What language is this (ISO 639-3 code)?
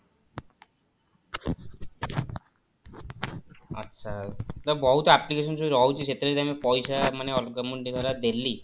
ori